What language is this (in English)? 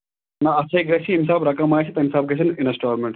Kashmiri